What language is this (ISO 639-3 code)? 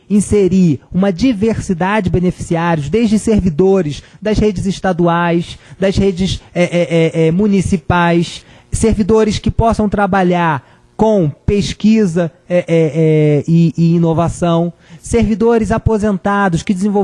por